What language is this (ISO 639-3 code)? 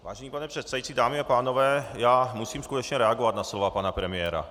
ces